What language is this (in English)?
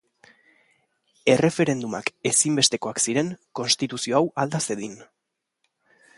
Basque